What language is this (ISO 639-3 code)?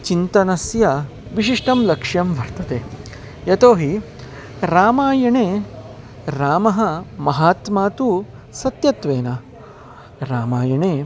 san